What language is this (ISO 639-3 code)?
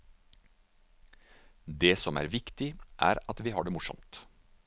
nor